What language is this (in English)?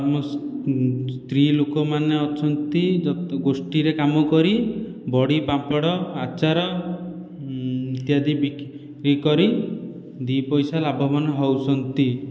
Odia